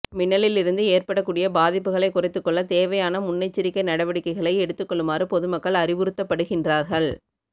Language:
Tamil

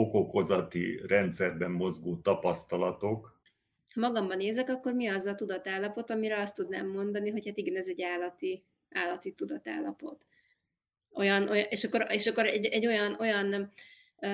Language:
Hungarian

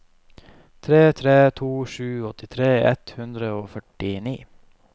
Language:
Norwegian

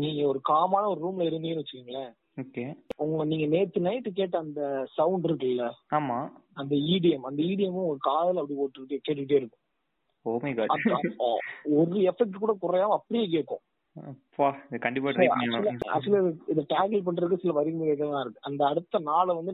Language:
Tamil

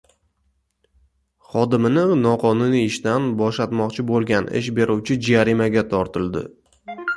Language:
Uzbek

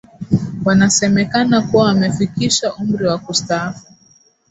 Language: Swahili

